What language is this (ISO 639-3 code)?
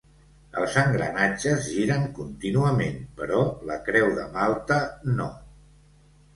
cat